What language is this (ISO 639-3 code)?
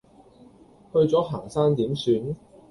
yue